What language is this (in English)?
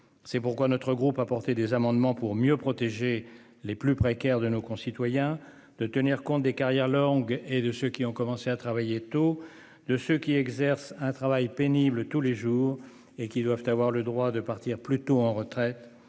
French